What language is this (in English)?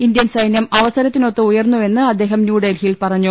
Malayalam